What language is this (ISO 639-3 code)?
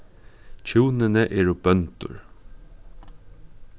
fao